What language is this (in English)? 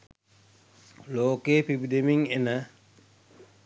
Sinhala